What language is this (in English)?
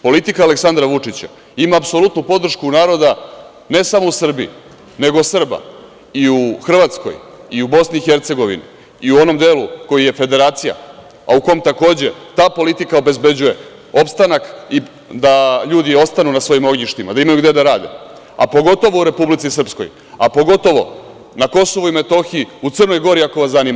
Serbian